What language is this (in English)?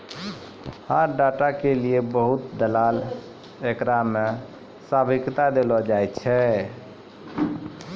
Maithili